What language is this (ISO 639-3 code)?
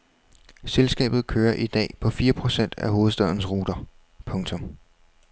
dan